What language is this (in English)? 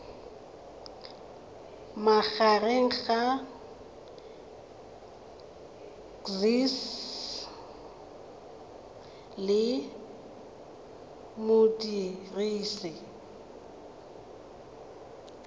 Tswana